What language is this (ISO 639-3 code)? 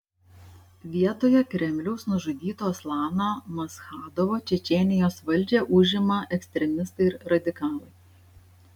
lit